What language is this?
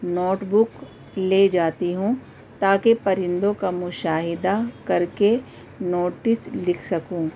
Urdu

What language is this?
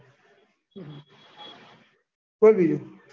Gujarati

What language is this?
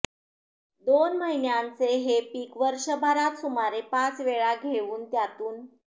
Marathi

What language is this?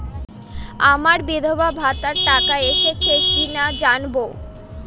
Bangla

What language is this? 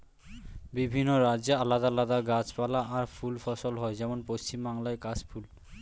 Bangla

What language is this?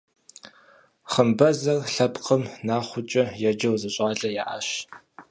Kabardian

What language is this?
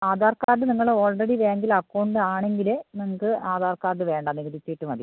Malayalam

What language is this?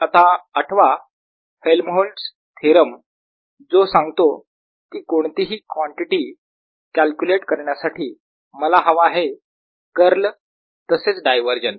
Marathi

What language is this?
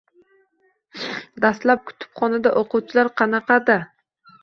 Uzbek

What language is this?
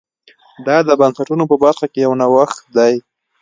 Pashto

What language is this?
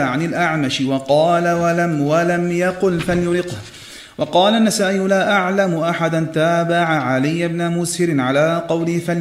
Arabic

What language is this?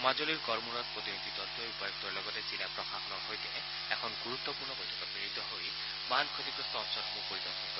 Assamese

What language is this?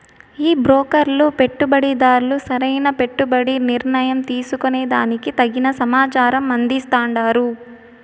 Telugu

